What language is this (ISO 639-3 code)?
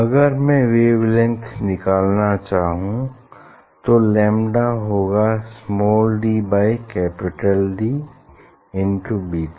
hin